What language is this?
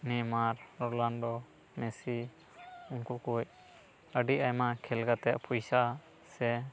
Santali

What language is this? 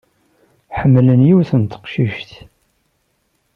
Kabyle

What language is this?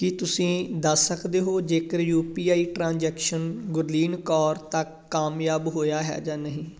Punjabi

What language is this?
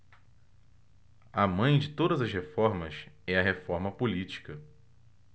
Portuguese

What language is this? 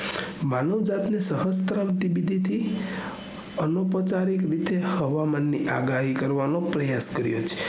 Gujarati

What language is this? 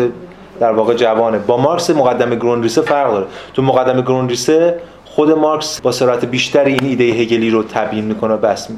Persian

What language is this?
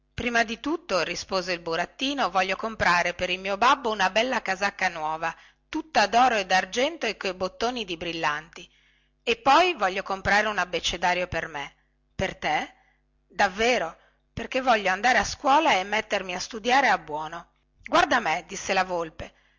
Italian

